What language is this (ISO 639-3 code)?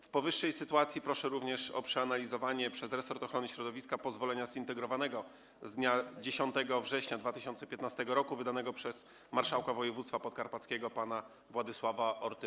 pol